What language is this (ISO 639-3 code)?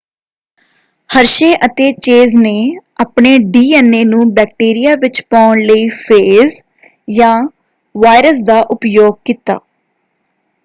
pan